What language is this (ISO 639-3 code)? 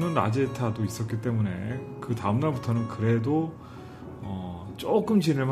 kor